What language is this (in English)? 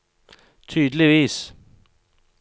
Norwegian